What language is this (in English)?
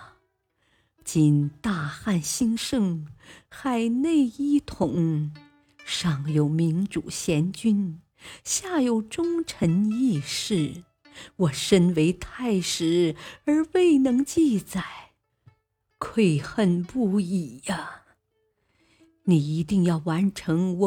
Chinese